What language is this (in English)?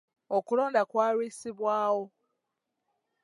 Ganda